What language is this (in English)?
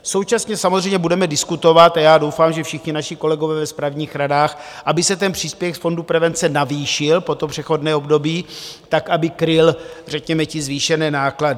Czech